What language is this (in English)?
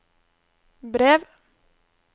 Norwegian